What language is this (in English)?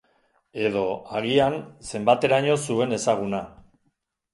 Basque